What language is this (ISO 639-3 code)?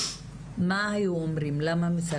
heb